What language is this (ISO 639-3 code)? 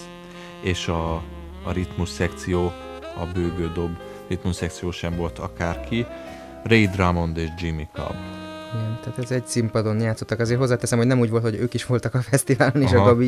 hun